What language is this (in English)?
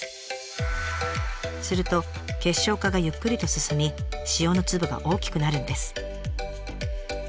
Japanese